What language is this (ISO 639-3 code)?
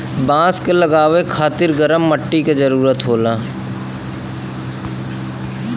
bho